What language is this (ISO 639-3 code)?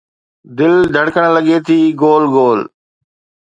snd